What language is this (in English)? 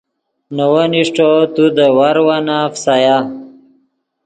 Yidgha